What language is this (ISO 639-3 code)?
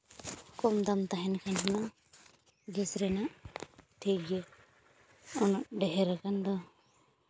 sat